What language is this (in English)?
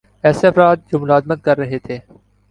Urdu